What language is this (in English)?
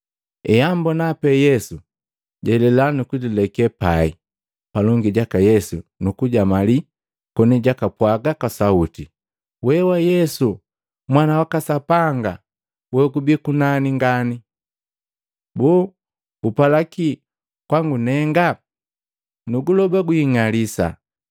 Matengo